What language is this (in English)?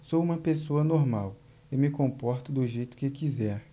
Portuguese